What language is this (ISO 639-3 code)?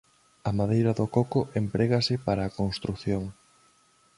glg